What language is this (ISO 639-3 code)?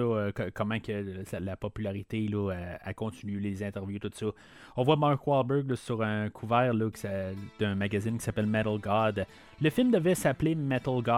fra